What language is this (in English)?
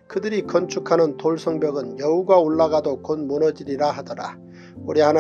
Korean